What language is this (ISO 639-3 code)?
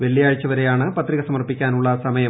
mal